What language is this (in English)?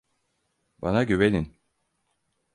Turkish